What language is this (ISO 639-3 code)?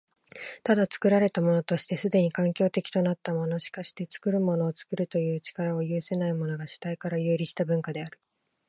jpn